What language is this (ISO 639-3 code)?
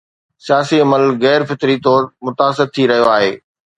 snd